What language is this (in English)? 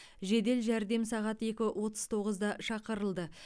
Kazakh